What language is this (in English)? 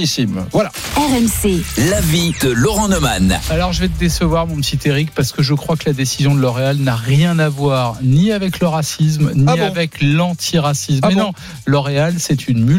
French